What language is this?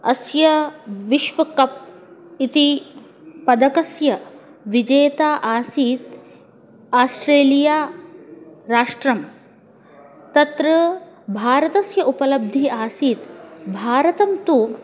Sanskrit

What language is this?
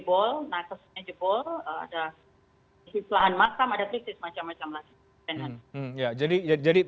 Indonesian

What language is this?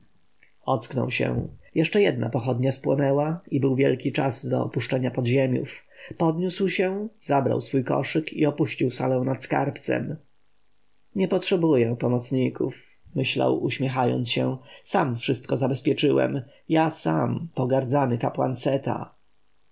Polish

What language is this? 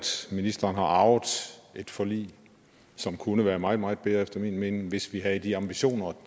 Danish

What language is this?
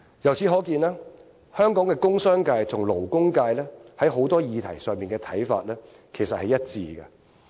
Cantonese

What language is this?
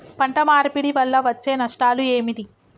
Telugu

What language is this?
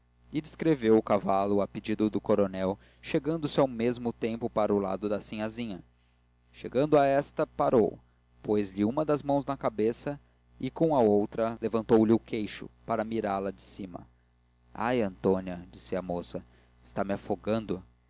Portuguese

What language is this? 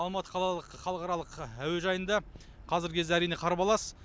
Kazakh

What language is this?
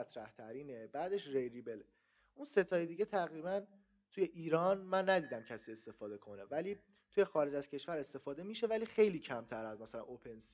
Persian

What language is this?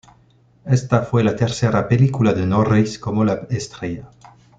Spanish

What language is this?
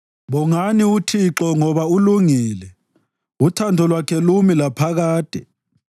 North Ndebele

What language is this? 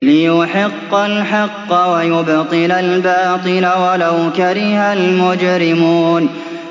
Arabic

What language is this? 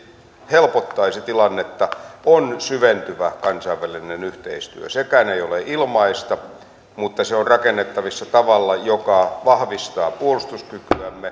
Finnish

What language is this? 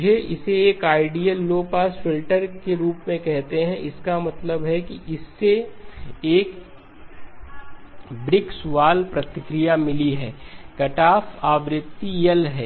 Hindi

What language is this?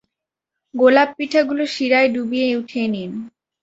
Bangla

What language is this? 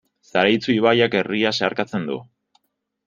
Basque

